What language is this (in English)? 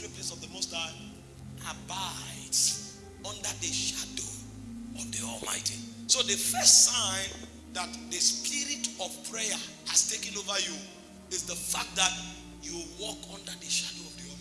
English